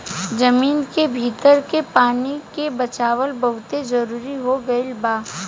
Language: Bhojpuri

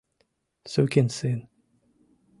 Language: Mari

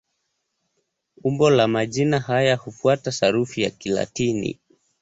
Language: Swahili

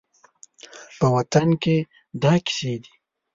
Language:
Pashto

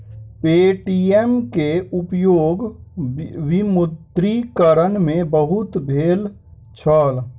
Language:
Maithili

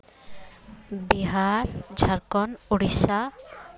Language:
Santali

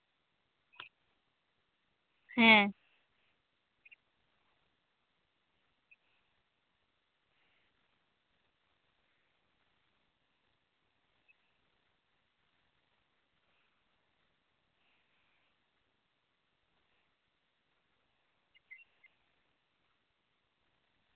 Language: Santali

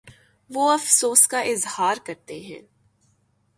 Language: Urdu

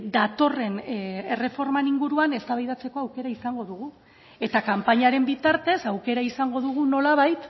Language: Basque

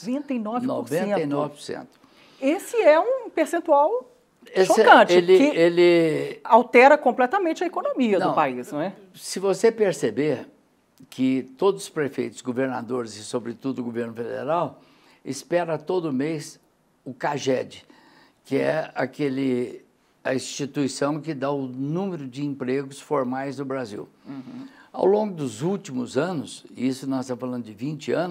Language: Portuguese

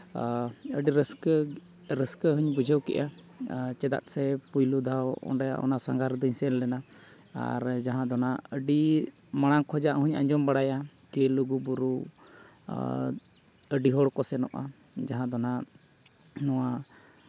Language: Santali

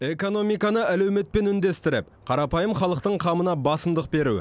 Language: Kazakh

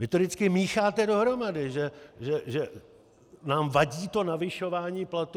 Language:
Czech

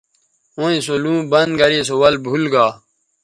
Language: Bateri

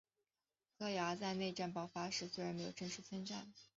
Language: Chinese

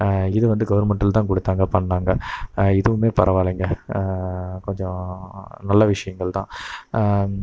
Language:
Tamil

